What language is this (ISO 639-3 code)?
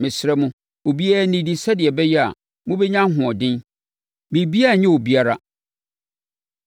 aka